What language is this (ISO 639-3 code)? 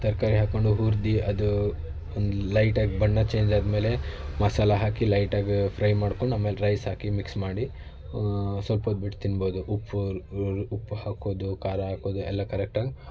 kan